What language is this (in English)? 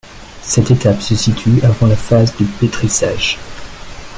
French